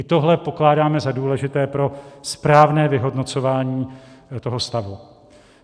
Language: Czech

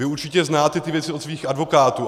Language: Czech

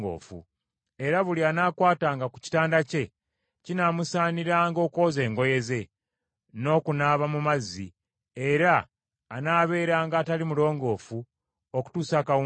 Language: Ganda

